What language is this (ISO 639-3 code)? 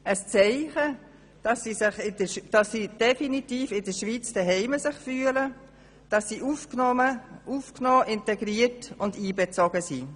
gsw